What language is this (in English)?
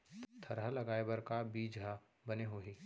Chhattisgarhi